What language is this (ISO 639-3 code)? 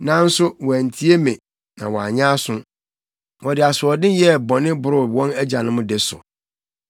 aka